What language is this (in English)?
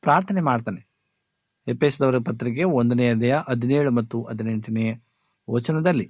Kannada